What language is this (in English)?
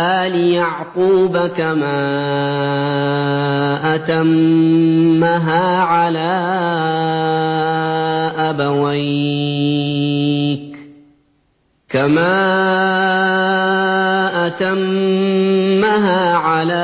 Arabic